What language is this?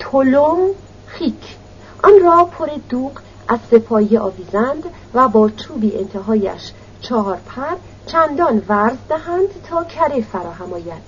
Persian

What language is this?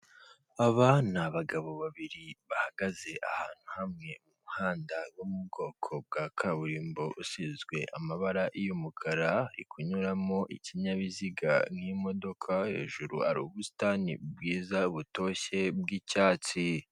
Kinyarwanda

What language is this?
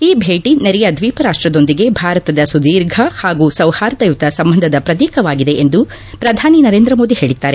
Kannada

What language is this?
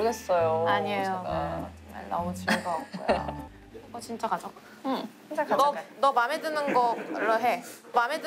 Korean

